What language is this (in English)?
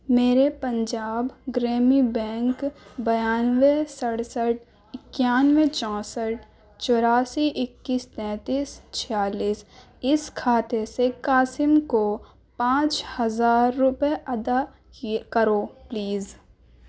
Urdu